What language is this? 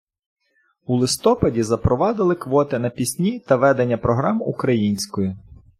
Ukrainian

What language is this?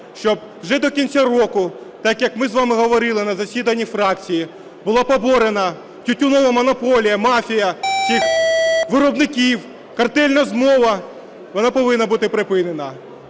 Ukrainian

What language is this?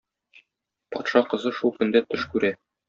Tatar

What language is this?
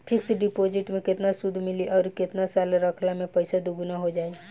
Bhojpuri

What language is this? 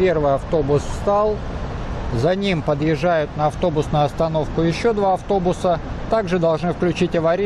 Russian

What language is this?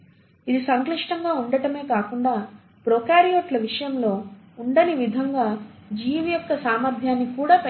Telugu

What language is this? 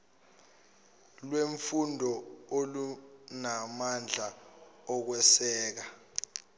Zulu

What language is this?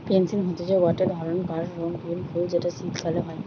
Bangla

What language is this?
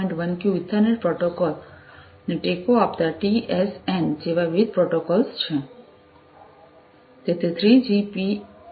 Gujarati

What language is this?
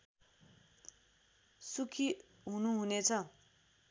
Nepali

